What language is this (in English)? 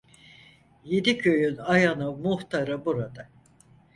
Turkish